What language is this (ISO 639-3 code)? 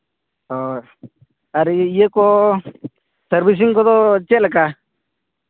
sat